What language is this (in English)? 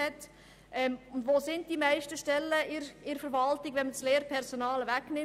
Swiss German